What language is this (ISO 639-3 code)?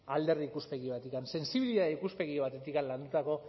eus